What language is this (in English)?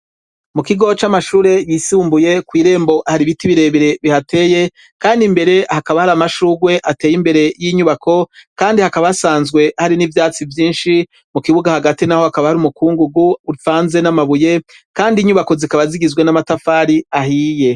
Rundi